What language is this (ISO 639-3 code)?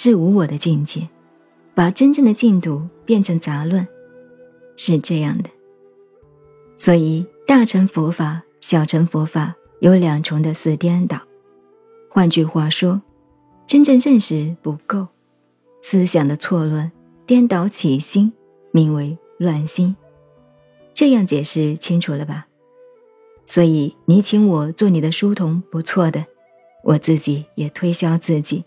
zho